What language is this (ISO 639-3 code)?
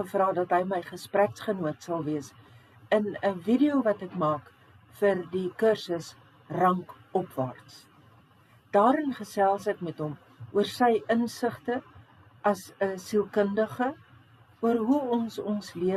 nld